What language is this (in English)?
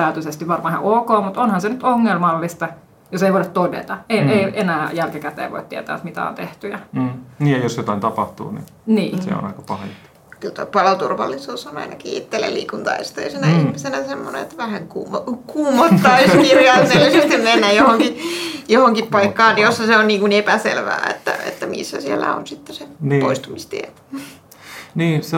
Finnish